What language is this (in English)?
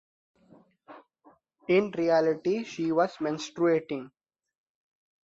English